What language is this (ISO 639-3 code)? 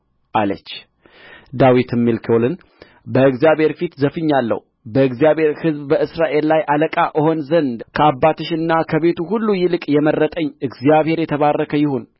amh